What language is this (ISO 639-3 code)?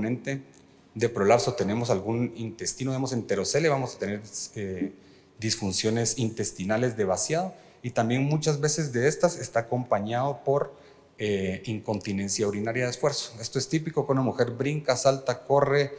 spa